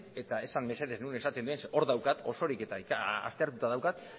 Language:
Basque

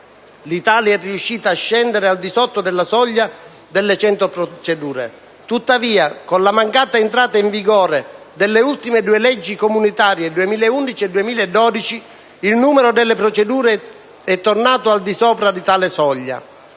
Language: Italian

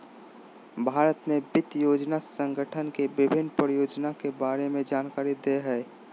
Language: Magahi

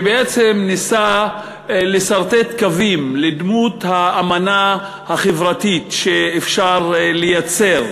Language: Hebrew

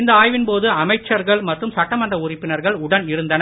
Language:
Tamil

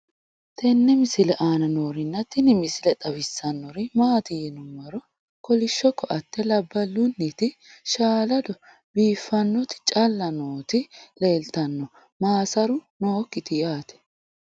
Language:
Sidamo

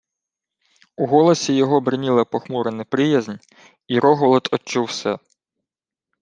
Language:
Ukrainian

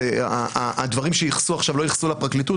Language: Hebrew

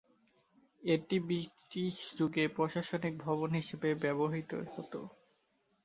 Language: Bangla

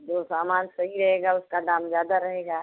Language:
Hindi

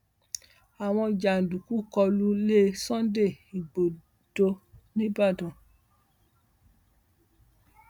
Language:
Yoruba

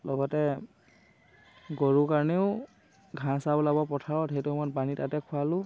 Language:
Assamese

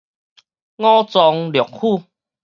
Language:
Min Nan Chinese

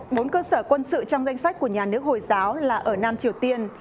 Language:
Vietnamese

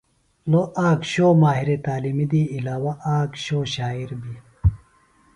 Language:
Phalura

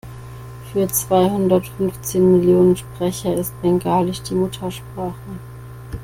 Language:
German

